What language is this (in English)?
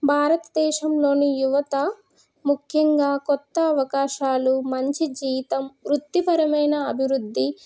Telugu